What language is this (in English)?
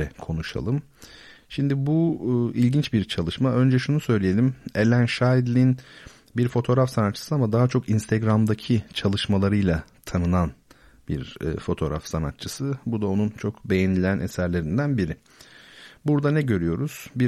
Turkish